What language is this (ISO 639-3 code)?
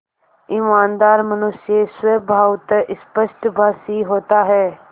hin